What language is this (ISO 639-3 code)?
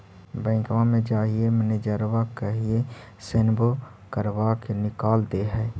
mag